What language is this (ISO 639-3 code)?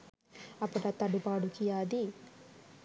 sin